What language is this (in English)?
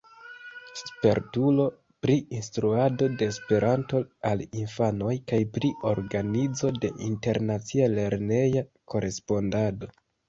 Esperanto